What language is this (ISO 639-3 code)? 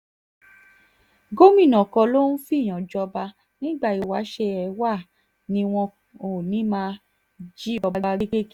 yor